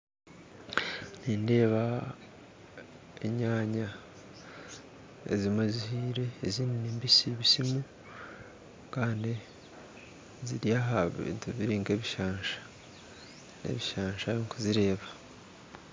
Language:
Nyankole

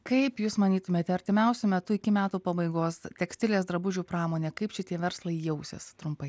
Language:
Lithuanian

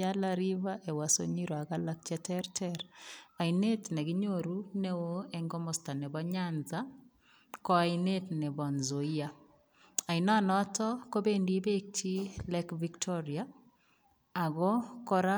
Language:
Kalenjin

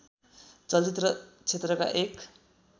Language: Nepali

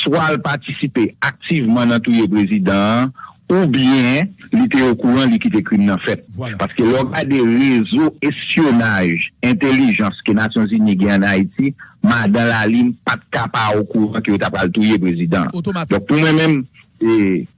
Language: French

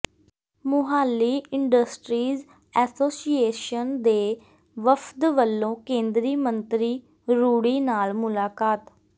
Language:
Punjabi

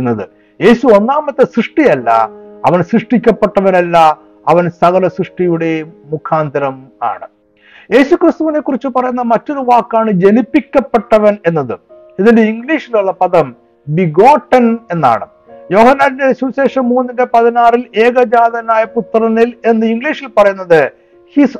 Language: Malayalam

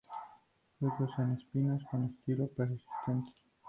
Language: Spanish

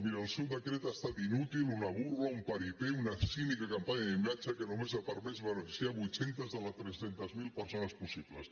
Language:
Catalan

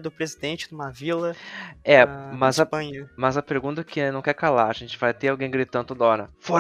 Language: Portuguese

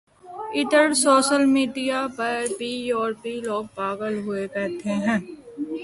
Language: Urdu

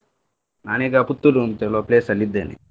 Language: Kannada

